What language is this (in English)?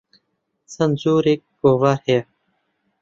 Central Kurdish